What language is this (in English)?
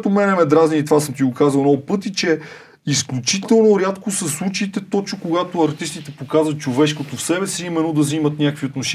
Bulgarian